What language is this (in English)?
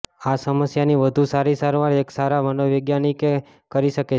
Gujarati